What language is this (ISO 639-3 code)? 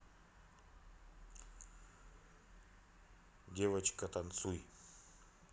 rus